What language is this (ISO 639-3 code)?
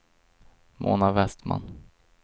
swe